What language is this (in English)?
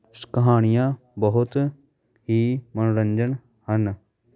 Punjabi